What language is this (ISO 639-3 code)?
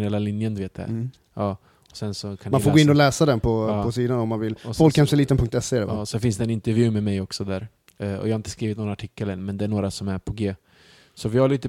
swe